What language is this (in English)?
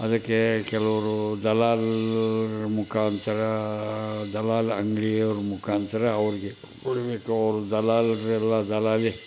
Kannada